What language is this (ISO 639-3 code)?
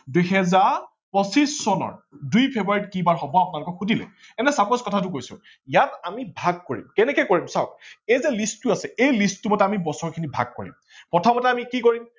asm